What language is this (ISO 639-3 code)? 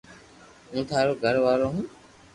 lrk